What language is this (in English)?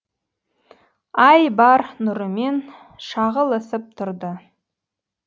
Kazakh